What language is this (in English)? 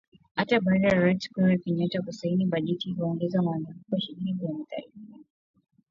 Swahili